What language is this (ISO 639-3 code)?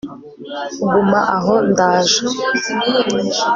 kin